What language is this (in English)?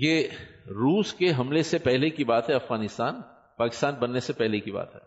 Urdu